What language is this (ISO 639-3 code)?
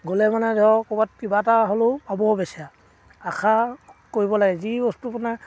asm